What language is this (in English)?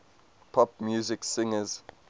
English